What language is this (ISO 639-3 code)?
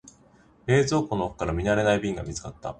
jpn